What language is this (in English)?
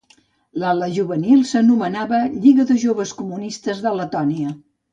Catalan